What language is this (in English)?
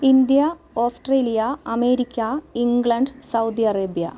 Malayalam